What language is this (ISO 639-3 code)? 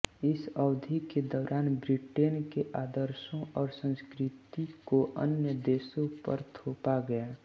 hin